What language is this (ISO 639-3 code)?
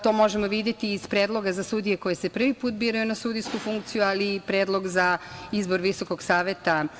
srp